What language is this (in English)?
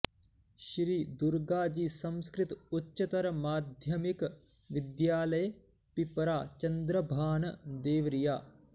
Sanskrit